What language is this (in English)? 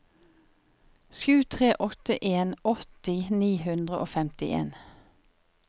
Norwegian